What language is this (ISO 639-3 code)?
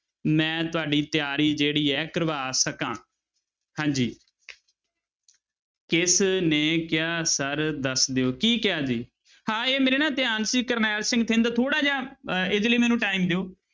pan